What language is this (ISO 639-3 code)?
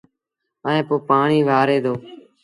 sbn